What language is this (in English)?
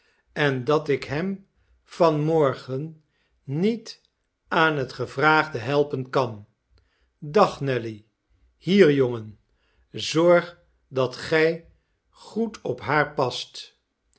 Dutch